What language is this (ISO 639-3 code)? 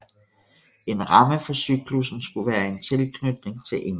dan